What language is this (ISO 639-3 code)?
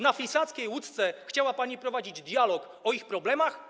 pol